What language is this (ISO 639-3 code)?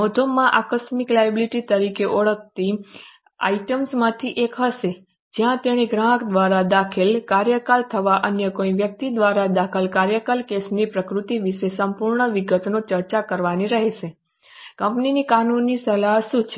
guj